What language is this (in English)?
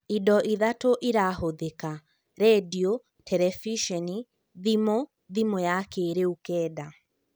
Kikuyu